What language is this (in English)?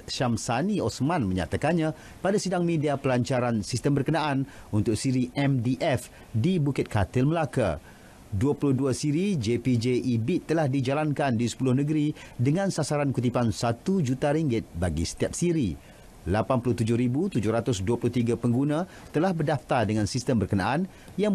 Malay